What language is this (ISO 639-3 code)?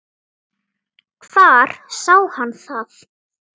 isl